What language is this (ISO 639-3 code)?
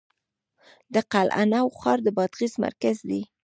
pus